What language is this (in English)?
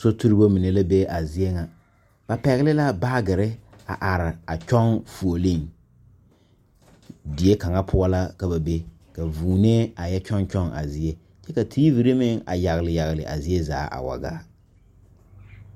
Southern Dagaare